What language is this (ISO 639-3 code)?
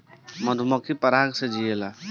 bho